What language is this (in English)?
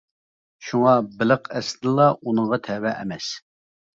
Uyghur